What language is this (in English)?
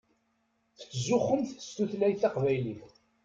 Kabyle